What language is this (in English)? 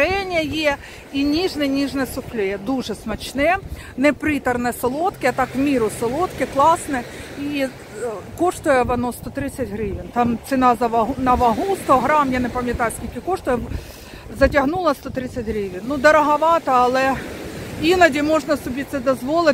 Ukrainian